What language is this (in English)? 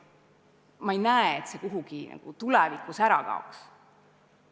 Estonian